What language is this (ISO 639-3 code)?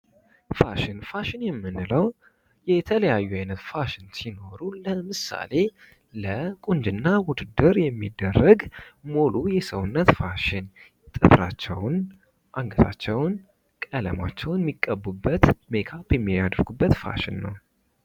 amh